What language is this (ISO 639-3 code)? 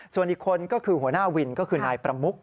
tha